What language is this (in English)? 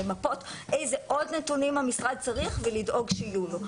Hebrew